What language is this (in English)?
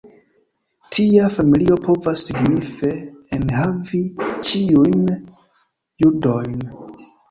Esperanto